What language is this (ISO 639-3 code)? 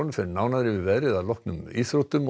isl